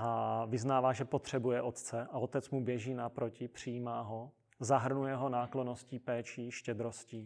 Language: Czech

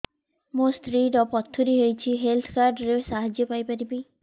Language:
Odia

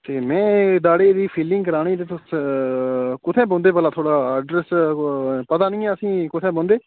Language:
Dogri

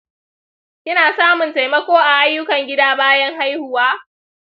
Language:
Hausa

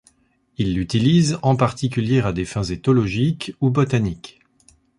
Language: French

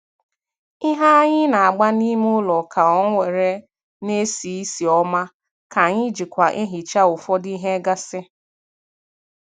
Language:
Igbo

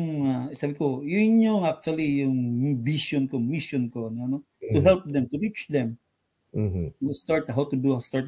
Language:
Filipino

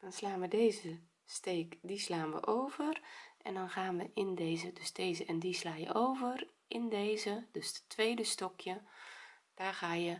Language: Dutch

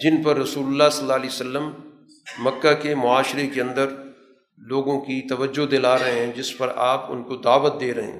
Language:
Urdu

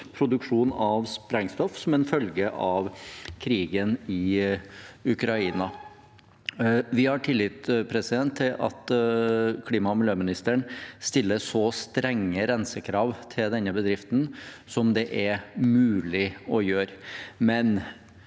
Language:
Norwegian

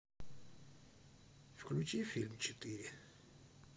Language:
Russian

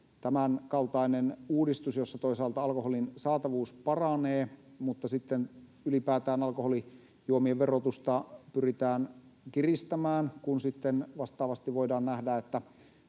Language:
Finnish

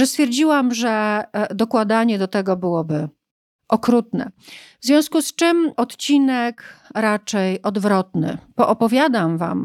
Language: Polish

